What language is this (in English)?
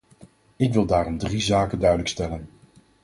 Dutch